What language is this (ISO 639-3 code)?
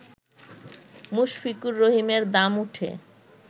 ben